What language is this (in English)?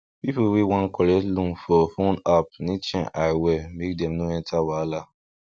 Nigerian Pidgin